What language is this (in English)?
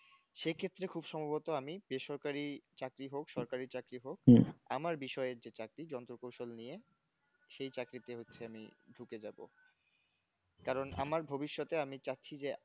Bangla